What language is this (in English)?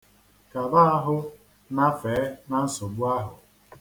Igbo